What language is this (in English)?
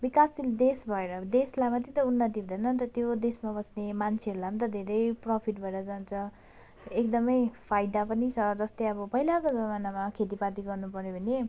Nepali